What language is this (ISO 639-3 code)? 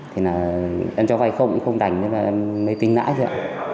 vie